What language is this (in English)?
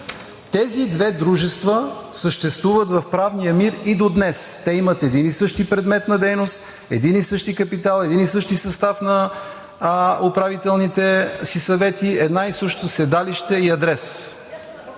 Bulgarian